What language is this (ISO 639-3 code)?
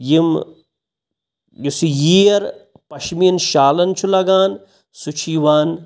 kas